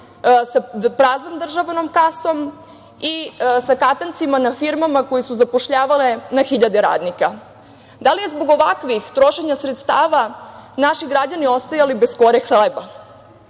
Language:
Serbian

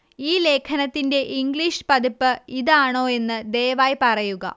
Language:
Malayalam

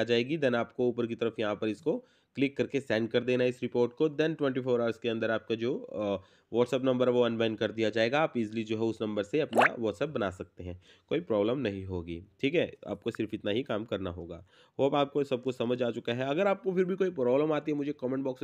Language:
Hindi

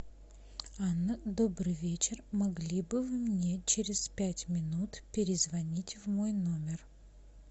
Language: Russian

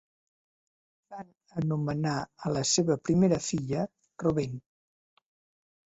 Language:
Catalan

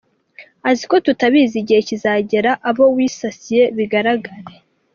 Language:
Kinyarwanda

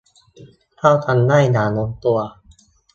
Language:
Thai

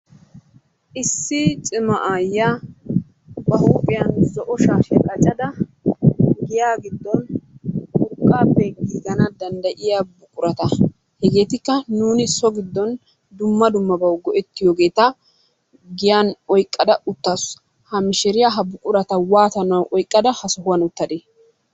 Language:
Wolaytta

